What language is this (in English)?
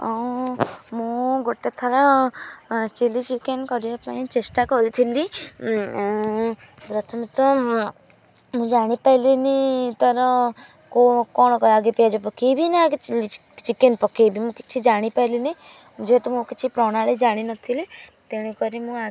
Odia